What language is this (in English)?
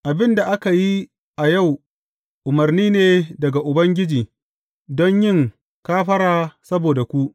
Hausa